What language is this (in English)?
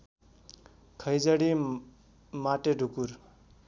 Nepali